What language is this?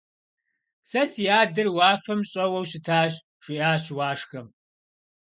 Kabardian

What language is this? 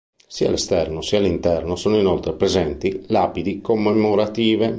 Italian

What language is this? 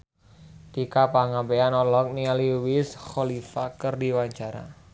Sundanese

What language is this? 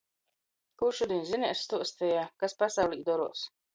Latgalian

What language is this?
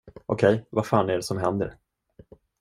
Swedish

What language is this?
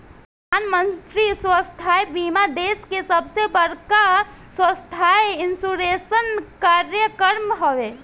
Bhojpuri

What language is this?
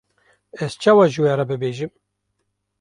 Kurdish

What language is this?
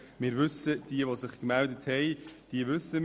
Swiss German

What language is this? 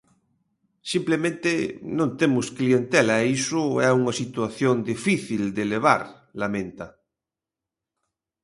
Galician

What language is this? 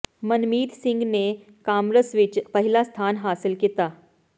Punjabi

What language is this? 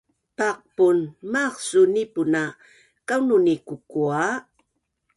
Bunun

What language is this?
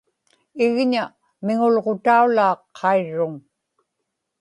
Inupiaq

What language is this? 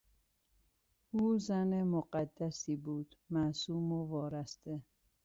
Persian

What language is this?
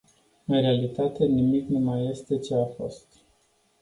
Romanian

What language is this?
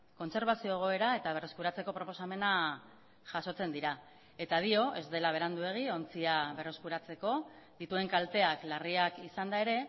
Basque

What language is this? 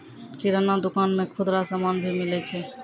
Maithili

